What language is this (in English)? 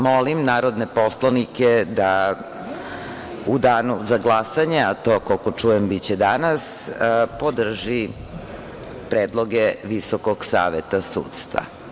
Serbian